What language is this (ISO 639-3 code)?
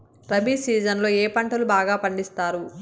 tel